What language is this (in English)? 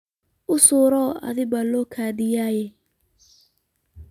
Somali